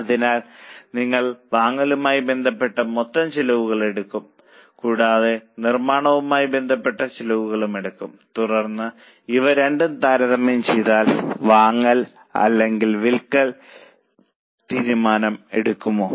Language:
Malayalam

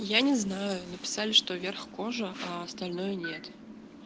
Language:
Russian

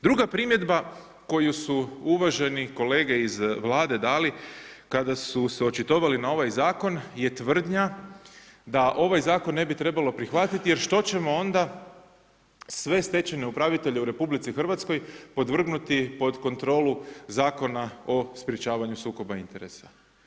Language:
Croatian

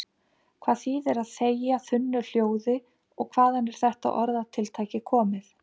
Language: Icelandic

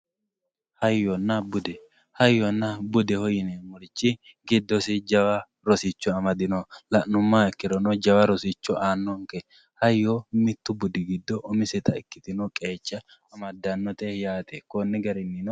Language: Sidamo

